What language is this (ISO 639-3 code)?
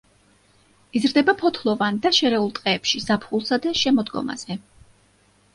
kat